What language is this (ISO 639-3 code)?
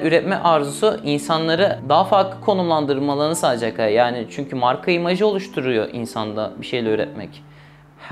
tur